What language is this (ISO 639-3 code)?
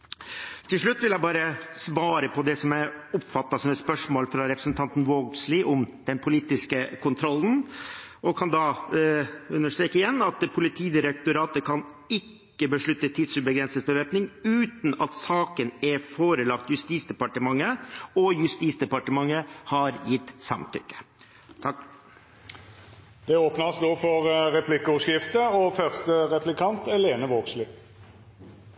nor